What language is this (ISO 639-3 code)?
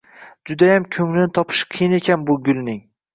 uzb